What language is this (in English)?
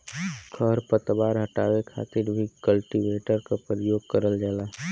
Bhojpuri